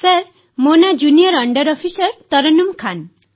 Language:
Odia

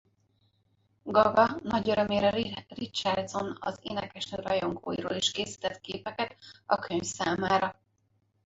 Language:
Hungarian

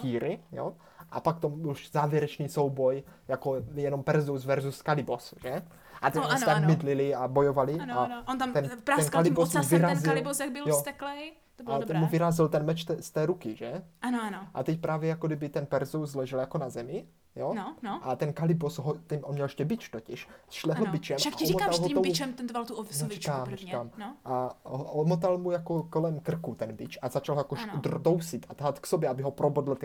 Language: Czech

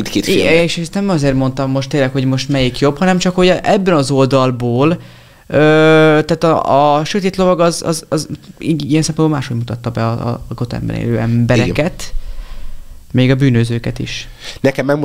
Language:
Hungarian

